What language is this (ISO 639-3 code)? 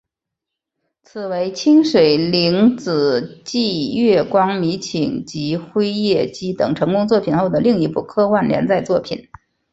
zho